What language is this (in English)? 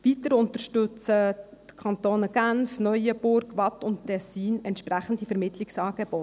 Swiss German